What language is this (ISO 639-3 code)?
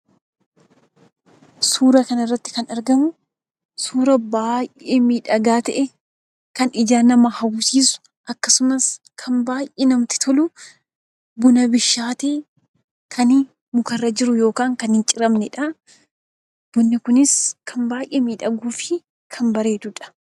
orm